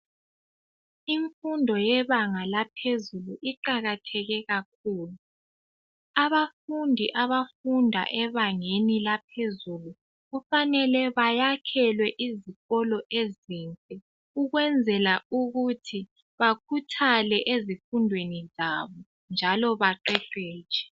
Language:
North Ndebele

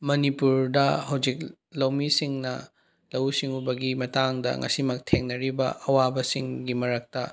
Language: Manipuri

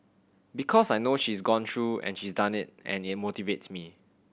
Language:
English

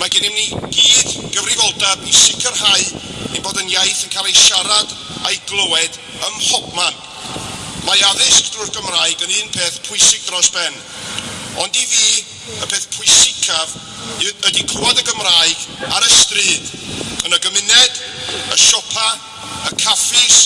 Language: Dutch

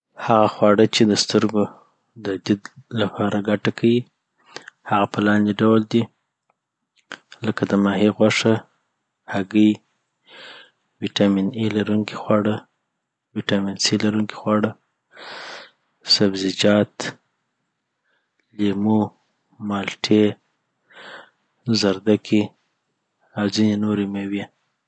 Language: Southern Pashto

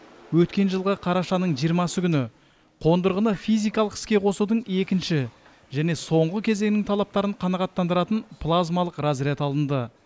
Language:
Kazakh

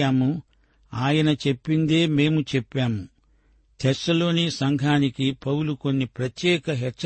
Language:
Telugu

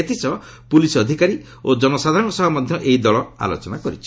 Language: Odia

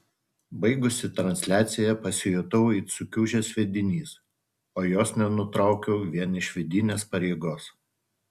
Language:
Lithuanian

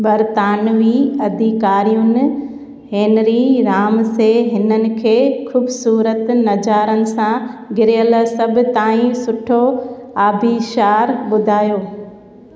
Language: Sindhi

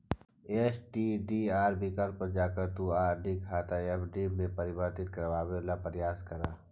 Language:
Magahi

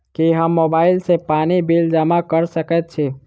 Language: Maithili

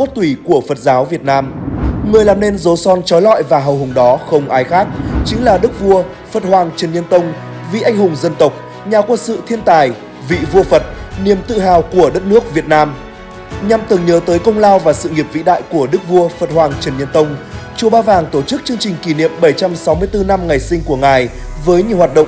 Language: Vietnamese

